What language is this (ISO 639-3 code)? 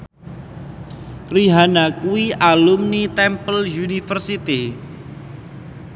jav